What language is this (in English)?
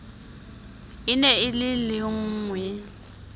Southern Sotho